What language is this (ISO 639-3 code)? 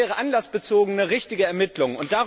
deu